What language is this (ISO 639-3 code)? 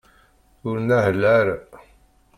kab